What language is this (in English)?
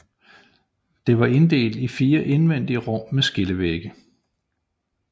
Danish